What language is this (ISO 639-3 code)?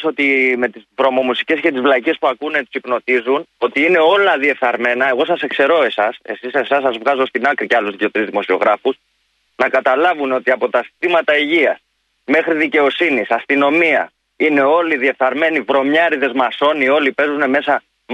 ell